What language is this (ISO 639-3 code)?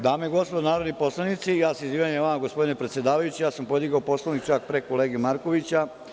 srp